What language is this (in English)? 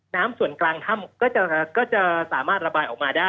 Thai